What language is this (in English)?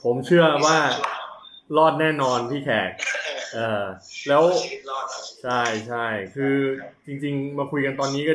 Thai